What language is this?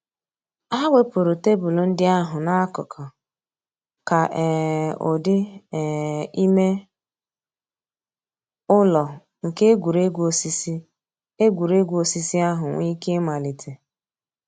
Igbo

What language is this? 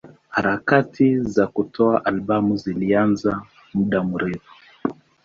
Swahili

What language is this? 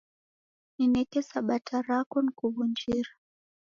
Taita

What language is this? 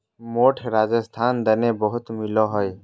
Magahi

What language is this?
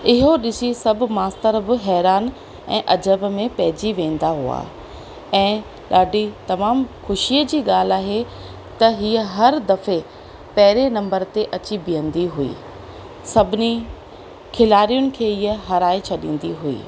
Sindhi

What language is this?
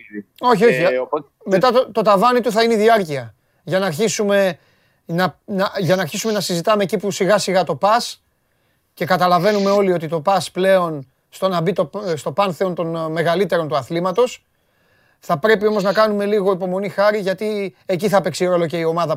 Greek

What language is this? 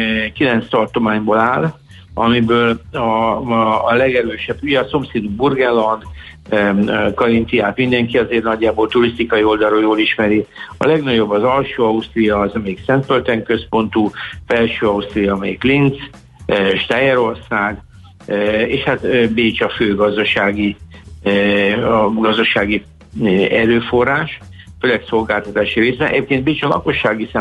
Hungarian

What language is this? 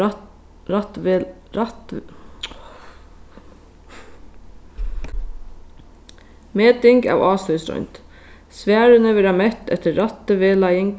Faroese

